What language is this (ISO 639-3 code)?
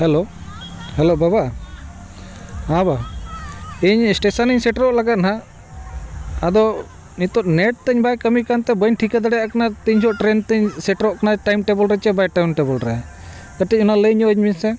sat